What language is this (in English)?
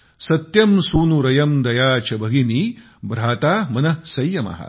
Marathi